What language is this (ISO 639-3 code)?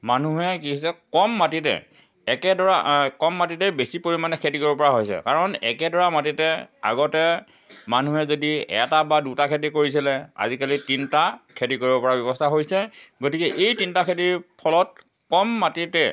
asm